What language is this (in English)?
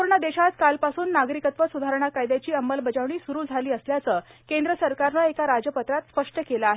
Marathi